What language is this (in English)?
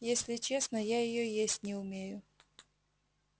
Russian